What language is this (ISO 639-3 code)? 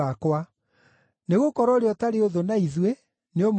kik